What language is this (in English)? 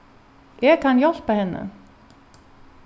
Faroese